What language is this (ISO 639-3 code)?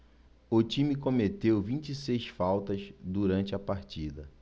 por